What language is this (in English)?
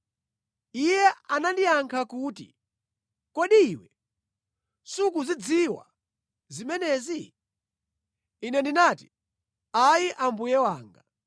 Nyanja